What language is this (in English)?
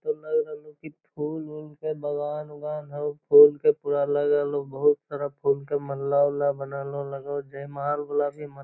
Magahi